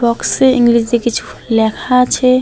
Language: Bangla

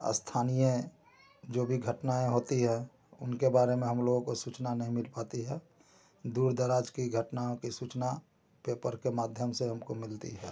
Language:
Hindi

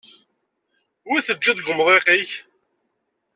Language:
Kabyle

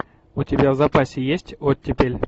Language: Russian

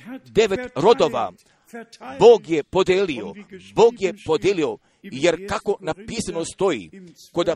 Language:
Croatian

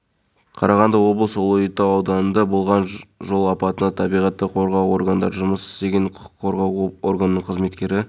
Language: Kazakh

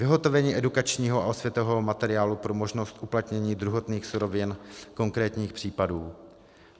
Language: Czech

